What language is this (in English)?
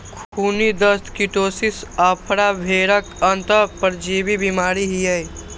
Maithili